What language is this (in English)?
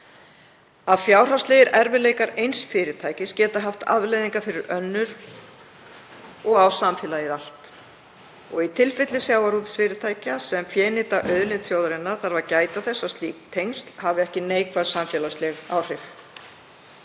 Icelandic